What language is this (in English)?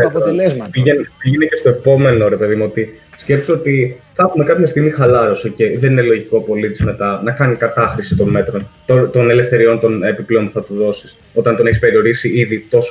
Greek